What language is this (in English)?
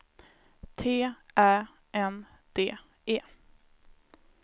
Swedish